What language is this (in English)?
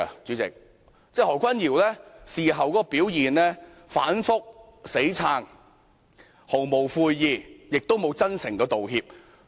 Cantonese